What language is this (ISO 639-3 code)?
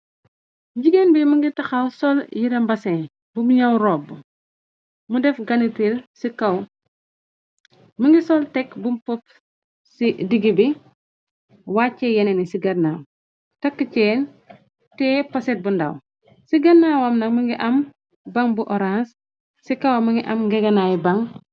wol